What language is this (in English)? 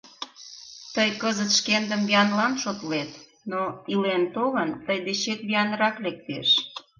Mari